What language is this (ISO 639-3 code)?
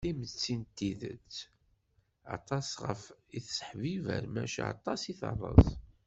kab